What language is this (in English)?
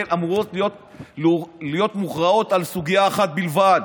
Hebrew